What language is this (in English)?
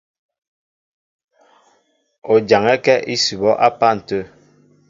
Mbo (Cameroon)